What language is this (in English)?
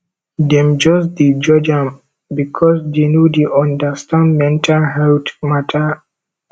Nigerian Pidgin